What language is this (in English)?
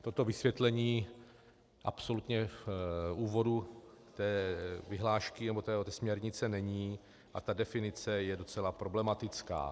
Czech